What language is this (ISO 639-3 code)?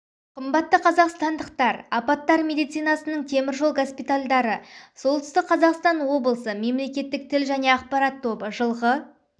kaz